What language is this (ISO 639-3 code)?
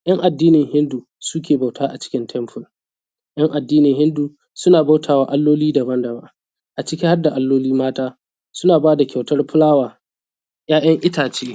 hau